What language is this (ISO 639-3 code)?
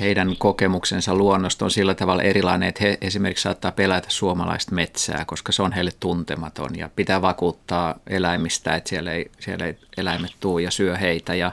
fin